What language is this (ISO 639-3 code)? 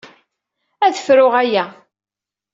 kab